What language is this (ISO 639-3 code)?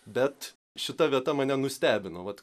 lit